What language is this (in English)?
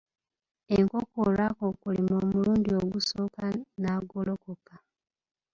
Ganda